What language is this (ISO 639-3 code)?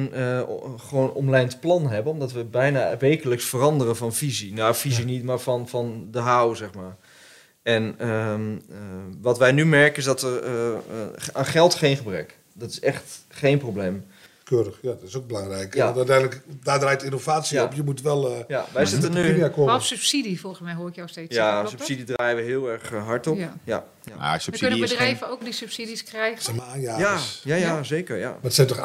nld